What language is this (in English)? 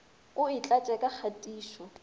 Northern Sotho